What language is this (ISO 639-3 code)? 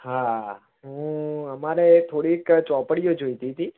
guj